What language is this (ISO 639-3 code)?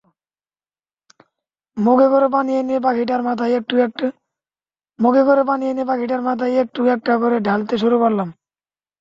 ben